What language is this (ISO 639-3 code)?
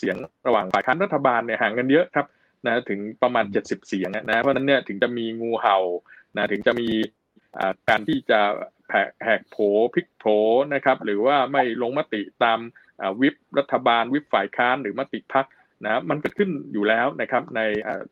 tha